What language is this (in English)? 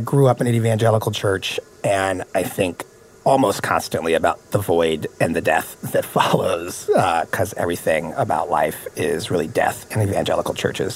English